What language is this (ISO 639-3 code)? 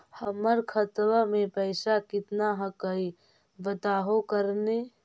mag